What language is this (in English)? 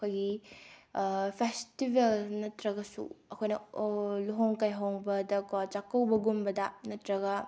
Manipuri